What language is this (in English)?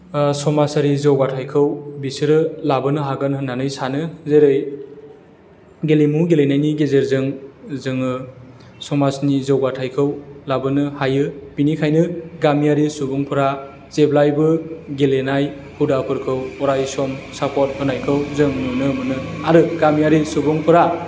Bodo